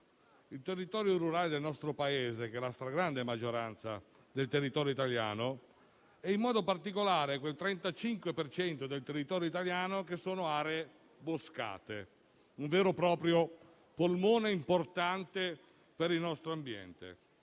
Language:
Italian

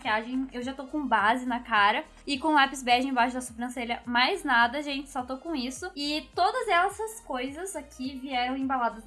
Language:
Portuguese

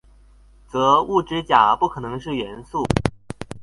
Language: Chinese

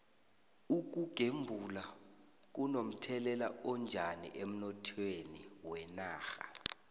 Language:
South Ndebele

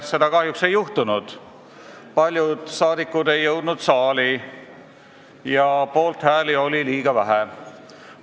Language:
Estonian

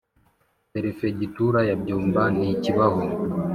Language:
Kinyarwanda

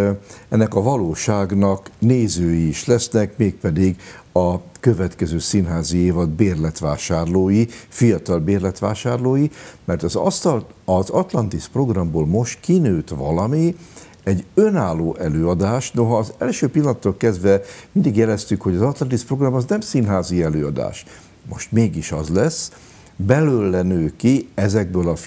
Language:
Hungarian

